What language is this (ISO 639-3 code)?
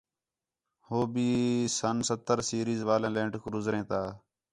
xhe